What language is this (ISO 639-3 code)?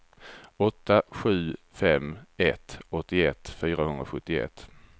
swe